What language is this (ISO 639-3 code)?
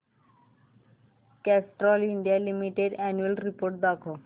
mar